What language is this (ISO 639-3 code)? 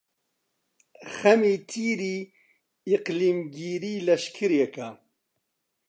ckb